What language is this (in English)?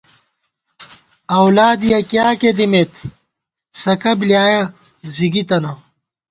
Gawar-Bati